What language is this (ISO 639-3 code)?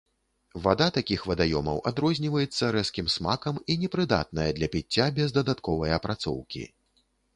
bel